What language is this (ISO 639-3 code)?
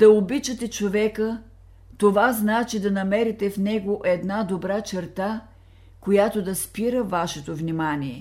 bul